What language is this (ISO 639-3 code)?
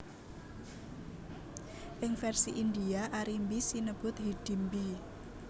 jav